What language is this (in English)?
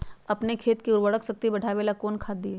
Magahi